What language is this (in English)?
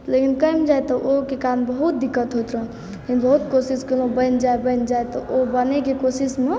Maithili